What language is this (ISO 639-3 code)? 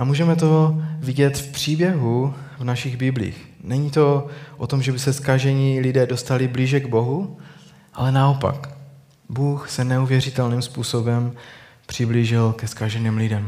ces